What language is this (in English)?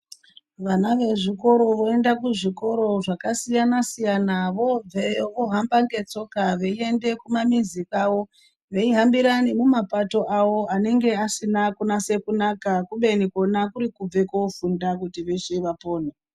Ndau